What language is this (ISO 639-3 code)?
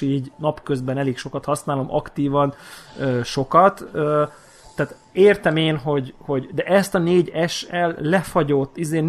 hun